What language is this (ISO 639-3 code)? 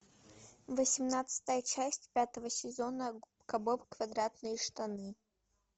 rus